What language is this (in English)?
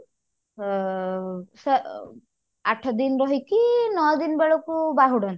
Odia